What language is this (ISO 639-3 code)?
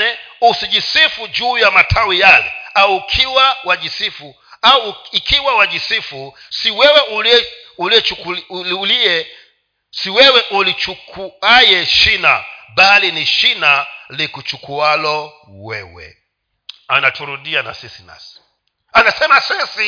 swa